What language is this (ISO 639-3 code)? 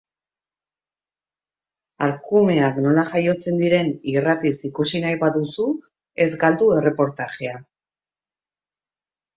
eus